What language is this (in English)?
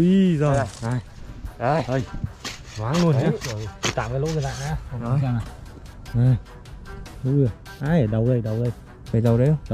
Vietnamese